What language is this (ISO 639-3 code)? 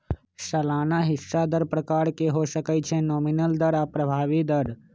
mag